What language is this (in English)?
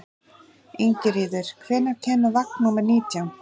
Icelandic